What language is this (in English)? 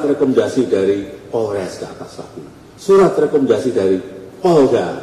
Indonesian